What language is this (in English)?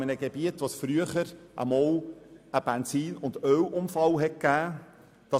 Swiss German